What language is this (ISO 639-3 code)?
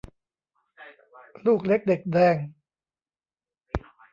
tha